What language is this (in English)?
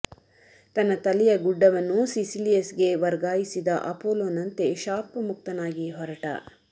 Kannada